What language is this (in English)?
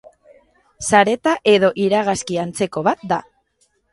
Basque